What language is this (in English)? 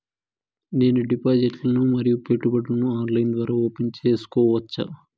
Telugu